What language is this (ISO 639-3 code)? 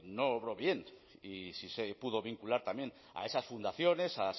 spa